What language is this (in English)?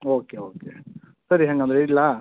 Kannada